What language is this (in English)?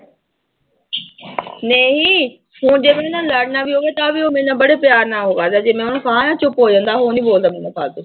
Punjabi